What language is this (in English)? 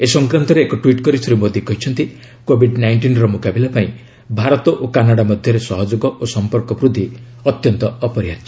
Odia